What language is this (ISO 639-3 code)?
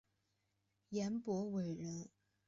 zho